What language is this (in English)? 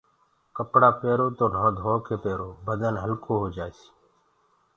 Gurgula